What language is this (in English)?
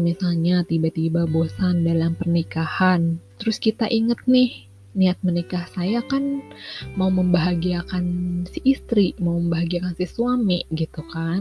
Indonesian